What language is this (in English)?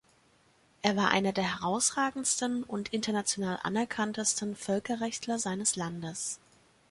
German